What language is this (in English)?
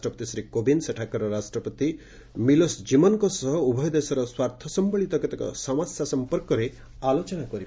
Odia